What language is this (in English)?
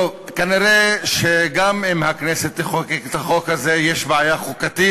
Hebrew